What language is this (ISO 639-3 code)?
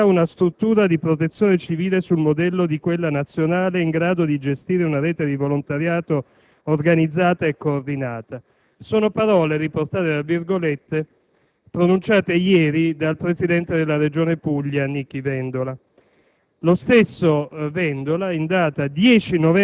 ita